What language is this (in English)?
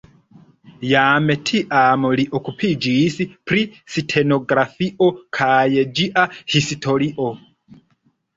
Esperanto